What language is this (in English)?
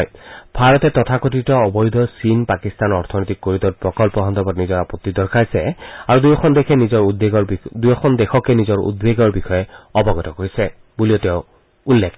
Assamese